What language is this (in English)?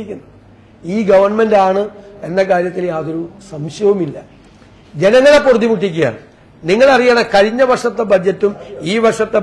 Malayalam